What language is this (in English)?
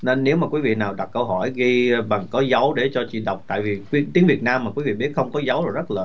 Vietnamese